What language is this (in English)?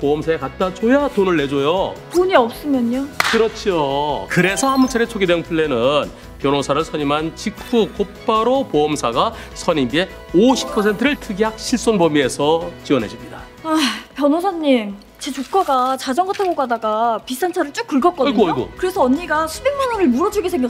Korean